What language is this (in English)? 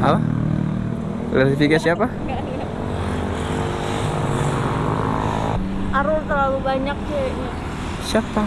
Indonesian